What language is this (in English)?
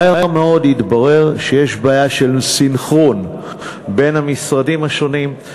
Hebrew